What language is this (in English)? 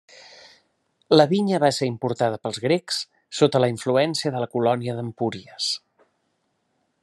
Catalan